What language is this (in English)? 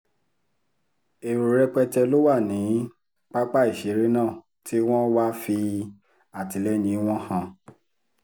Yoruba